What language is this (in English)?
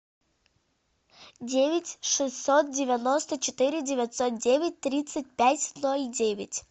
Russian